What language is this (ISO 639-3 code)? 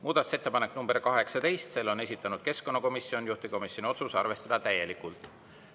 est